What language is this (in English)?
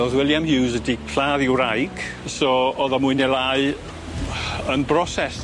Welsh